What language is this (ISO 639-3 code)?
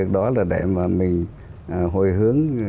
vie